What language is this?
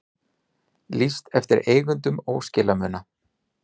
Icelandic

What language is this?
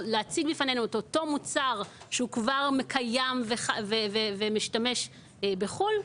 Hebrew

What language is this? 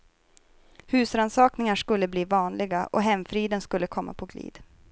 Swedish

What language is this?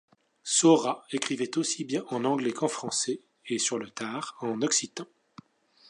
French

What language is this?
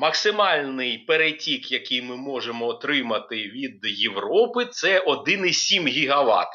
Ukrainian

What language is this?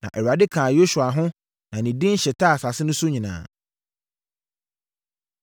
Akan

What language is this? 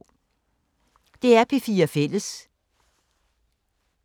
Danish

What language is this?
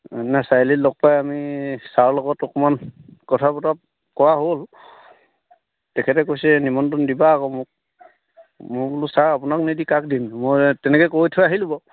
Assamese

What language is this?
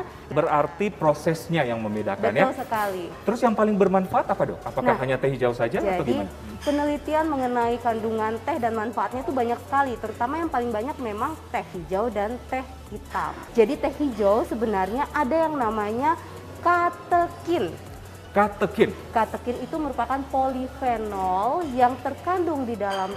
Indonesian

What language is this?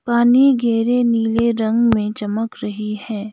Hindi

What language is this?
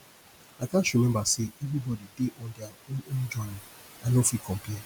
Nigerian Pidgin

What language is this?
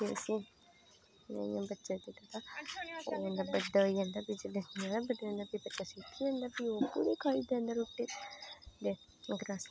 Dogri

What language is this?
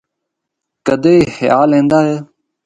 Northern Hindko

